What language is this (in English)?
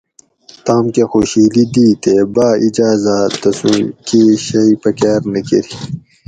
Gawri